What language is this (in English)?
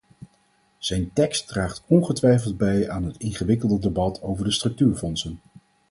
Dutch